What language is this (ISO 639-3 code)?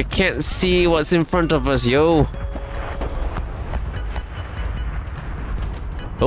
eng